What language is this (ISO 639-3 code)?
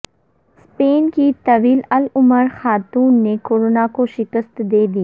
urd